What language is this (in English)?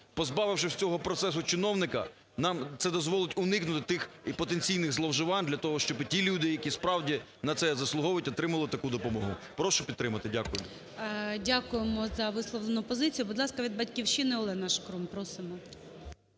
Ukrainian